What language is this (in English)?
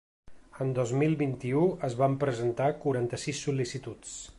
Catalan